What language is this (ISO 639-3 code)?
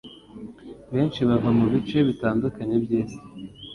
kin